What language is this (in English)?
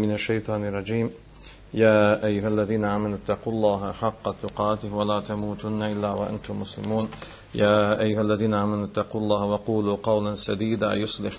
Croatian